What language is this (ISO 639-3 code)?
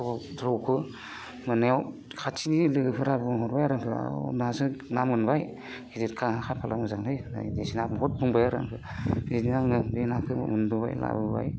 brx